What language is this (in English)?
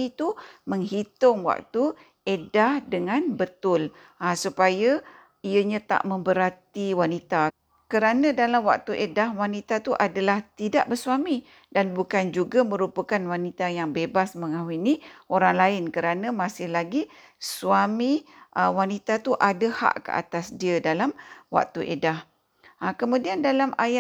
Malay